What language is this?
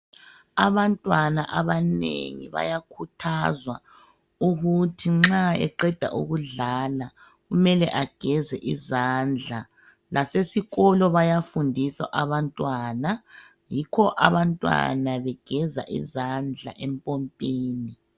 North Ndebele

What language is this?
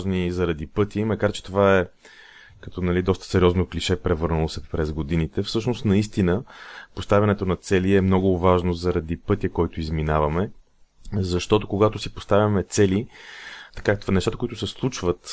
Bulgarian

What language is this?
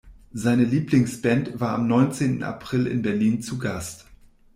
German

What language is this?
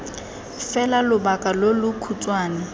Tswana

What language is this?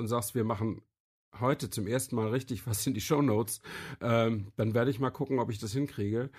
German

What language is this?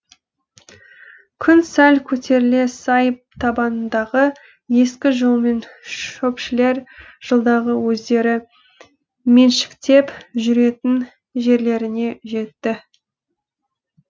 Kazakh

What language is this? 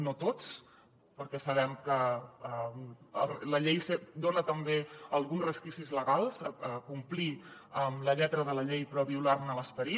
Catalan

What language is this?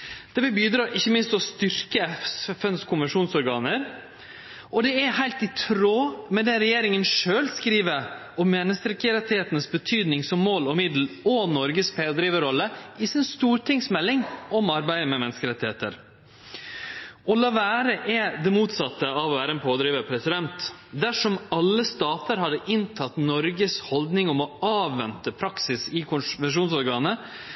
Norwegian Nynorsk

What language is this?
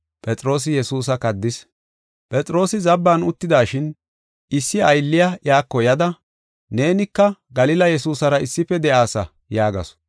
Gofa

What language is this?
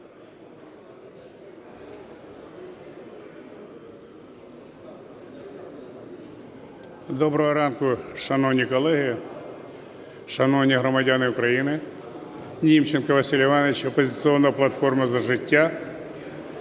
Ukrainian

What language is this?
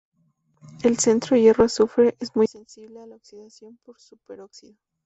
Spanish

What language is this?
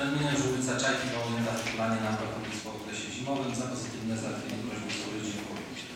Polish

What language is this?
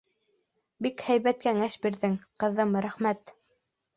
Bashkir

